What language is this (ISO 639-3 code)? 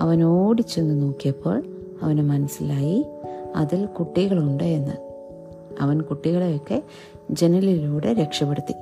mal